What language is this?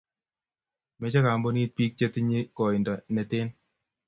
Kalenjin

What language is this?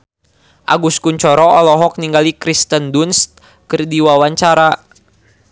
Sundanese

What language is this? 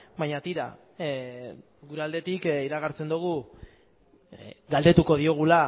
Basque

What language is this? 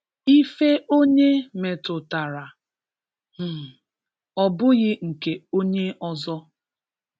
Igbo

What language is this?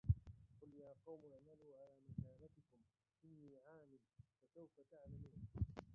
Arabic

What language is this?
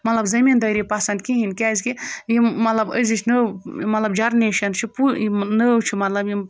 Kashmiri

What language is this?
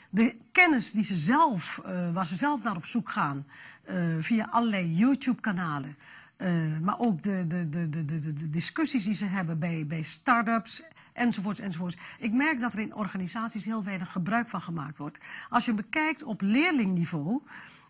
Dutch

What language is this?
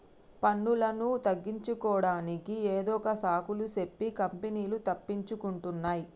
Telugu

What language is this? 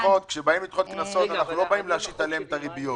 Hebrew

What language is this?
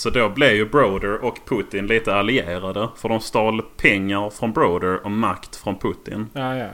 Swedish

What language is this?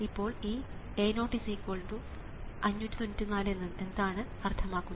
Malayalam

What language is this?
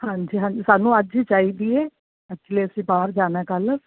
Punjabi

